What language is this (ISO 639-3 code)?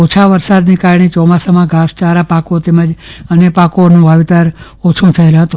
guj